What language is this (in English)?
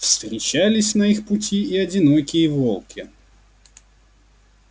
Russian